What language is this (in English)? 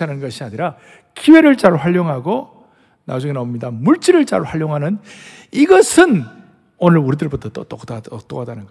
Korean